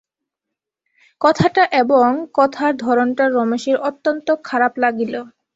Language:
Bangla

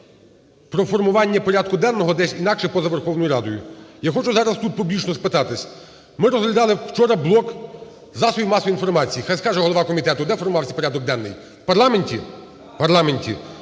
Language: Ukrainian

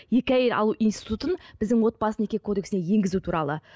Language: Kazakh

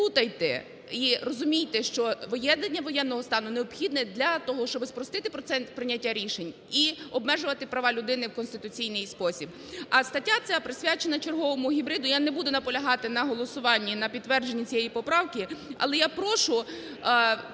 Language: Ukrainian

